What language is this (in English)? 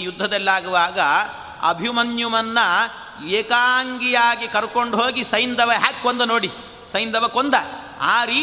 Kannada